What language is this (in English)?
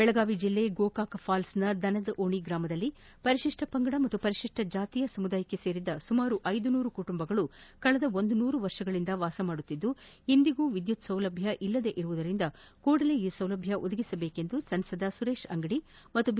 Kannada